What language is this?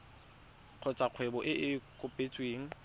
Tswana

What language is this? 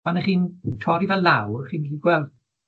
Welsh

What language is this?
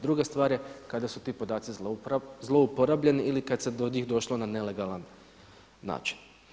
Croatian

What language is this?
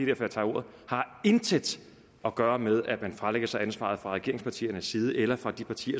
Danish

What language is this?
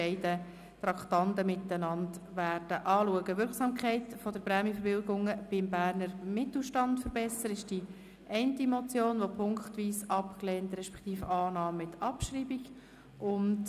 Swiss German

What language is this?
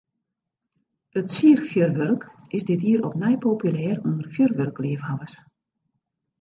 Western Frisian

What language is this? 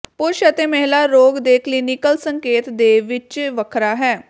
Punjabi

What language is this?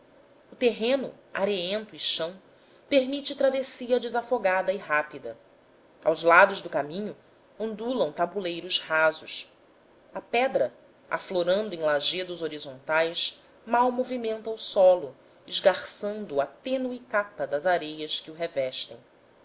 Portuguese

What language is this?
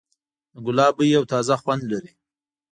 Pashto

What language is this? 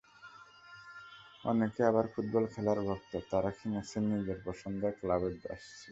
Bangla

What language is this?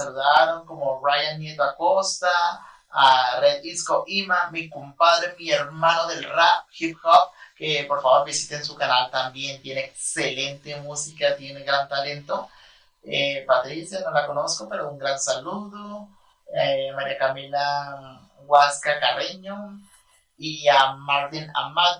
Spanish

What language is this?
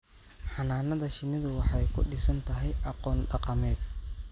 Somali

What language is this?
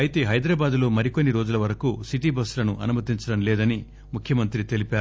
Telugu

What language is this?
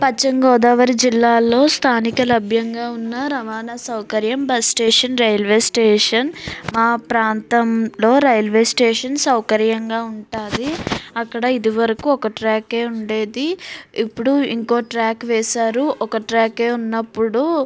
Telugu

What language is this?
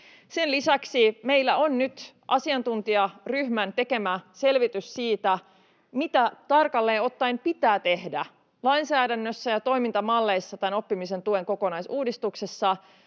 Finnish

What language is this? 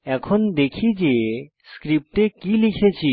Bangla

